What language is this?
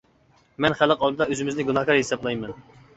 Uyghur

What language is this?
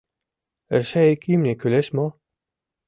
Mari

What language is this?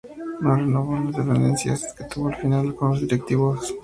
Spanish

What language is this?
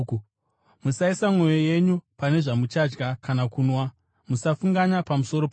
Shona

